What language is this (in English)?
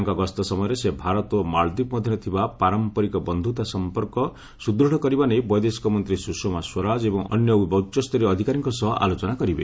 Odia